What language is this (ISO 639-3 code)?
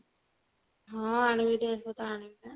ori